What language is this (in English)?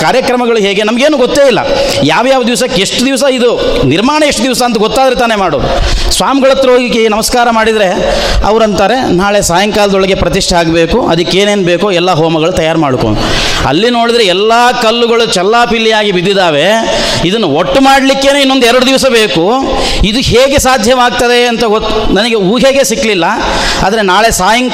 Kannada